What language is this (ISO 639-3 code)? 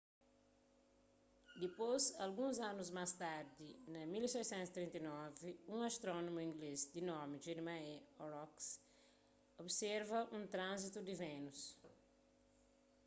kea